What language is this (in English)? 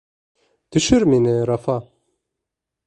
Bashkir